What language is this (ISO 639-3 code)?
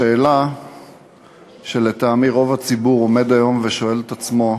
heb